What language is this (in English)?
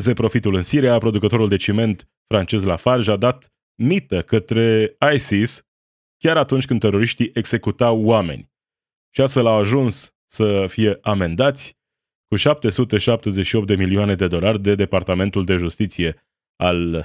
Romanian